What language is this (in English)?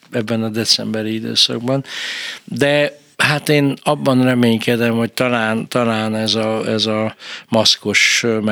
Hungarian